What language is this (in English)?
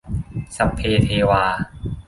Thai